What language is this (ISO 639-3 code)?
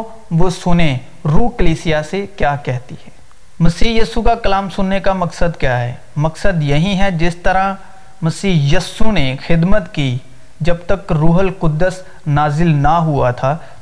urd